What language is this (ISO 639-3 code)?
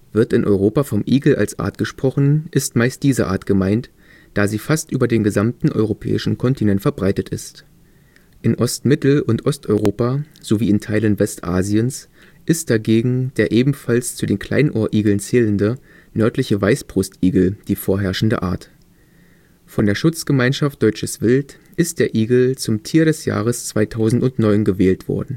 deu